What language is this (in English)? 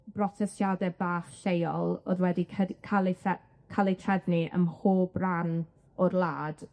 Welsh